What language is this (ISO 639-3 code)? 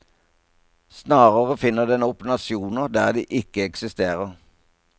nor